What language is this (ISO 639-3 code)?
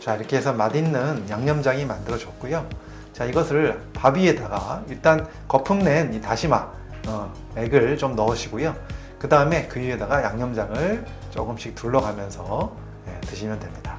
kor